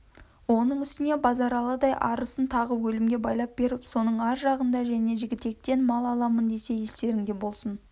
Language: Kazakh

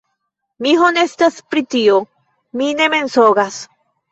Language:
Esperanto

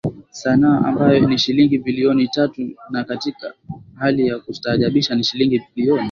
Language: Swahili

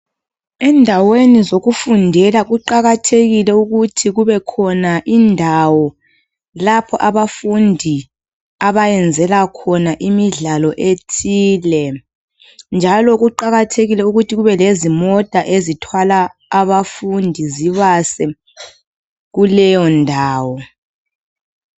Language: North Ndebele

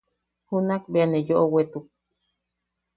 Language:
Yaqui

